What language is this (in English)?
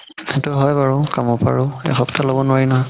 Assamese